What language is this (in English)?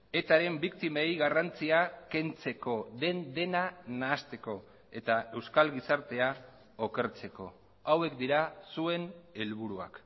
Basque